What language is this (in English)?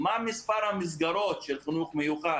Hebrew